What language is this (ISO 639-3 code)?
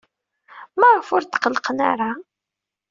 kab